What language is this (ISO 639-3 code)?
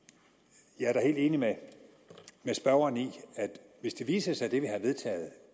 dan